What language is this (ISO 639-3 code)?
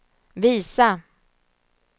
swe